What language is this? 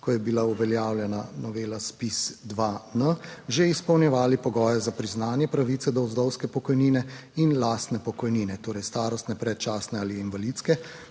Slovenian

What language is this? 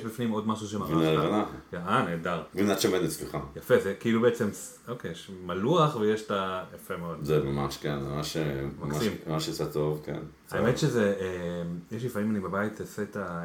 Hebrew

